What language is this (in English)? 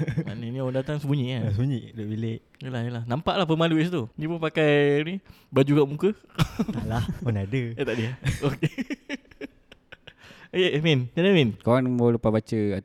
Malay